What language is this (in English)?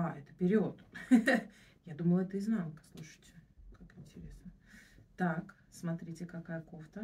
Russian